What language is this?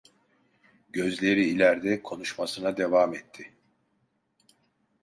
Turkish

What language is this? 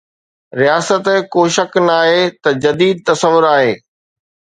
Sindhi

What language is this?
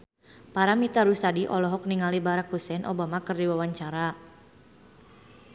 Sundanese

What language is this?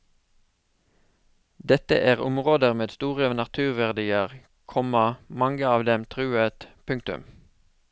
Norwegian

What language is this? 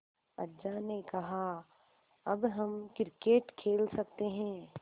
Hindi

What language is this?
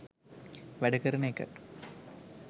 Sinhala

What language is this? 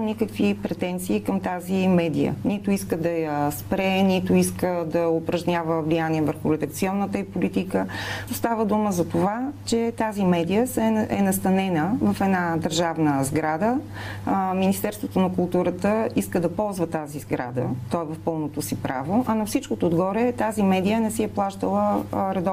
Bulgarian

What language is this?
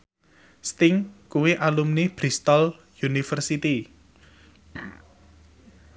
Javanese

